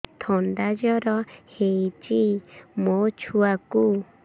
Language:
Odia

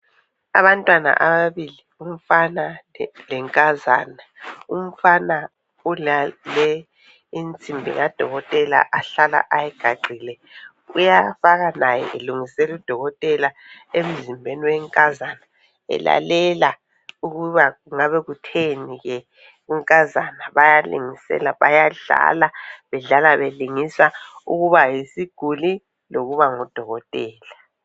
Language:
North Ndebele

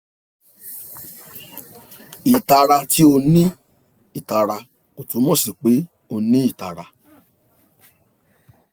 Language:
Yoruba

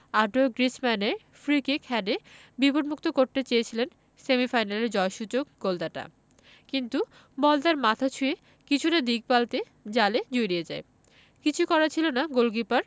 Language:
Bangla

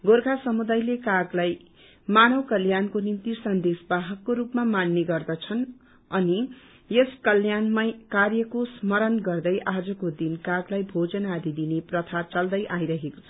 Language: Nepali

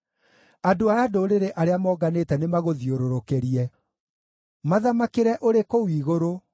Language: Kikuyu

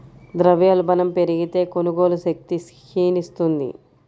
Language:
Telugu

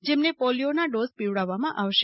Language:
Gujarati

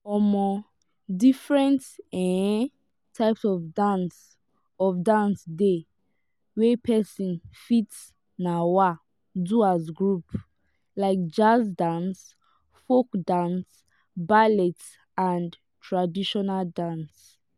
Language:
Nigerian Pidgin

